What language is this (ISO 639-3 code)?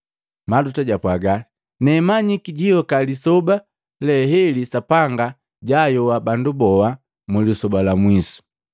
mgv